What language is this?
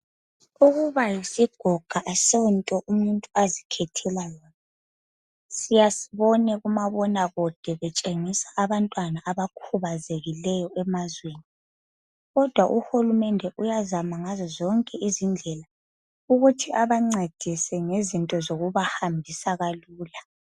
North Ndebele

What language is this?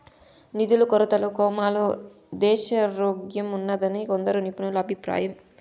Telugu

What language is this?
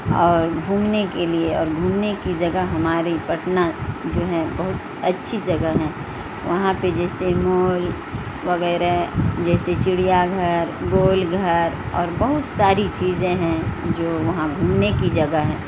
Urdu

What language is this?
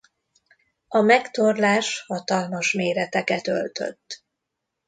Hungarian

